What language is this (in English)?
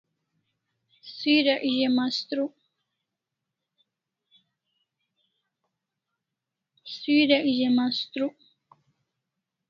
Kalasha